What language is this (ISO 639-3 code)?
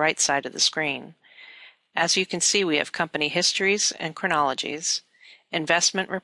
eng